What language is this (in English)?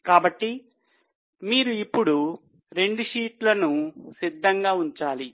Telugu